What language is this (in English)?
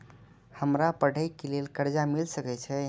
Maithili